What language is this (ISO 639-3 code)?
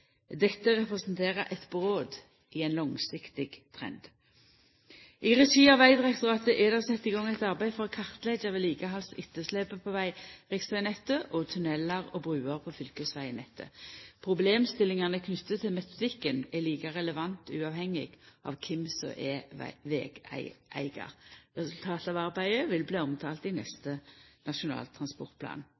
nno